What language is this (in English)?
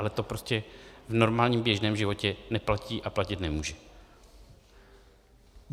Czech